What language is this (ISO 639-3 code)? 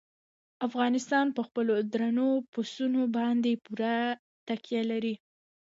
pus